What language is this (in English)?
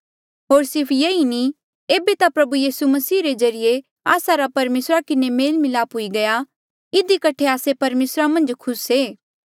Mandeali